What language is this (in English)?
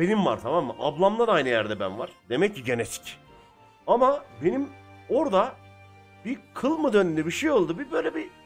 Turkish